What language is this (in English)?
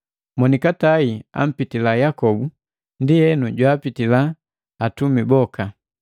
Matengo